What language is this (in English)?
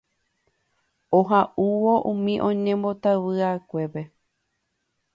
Guarani